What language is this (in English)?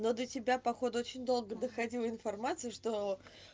Russian